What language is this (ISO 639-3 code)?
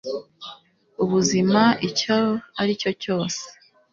kin